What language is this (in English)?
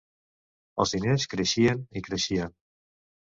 Catalan